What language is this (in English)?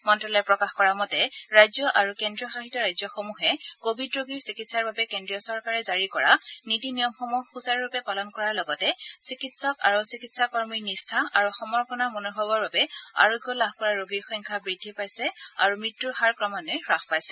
Assamese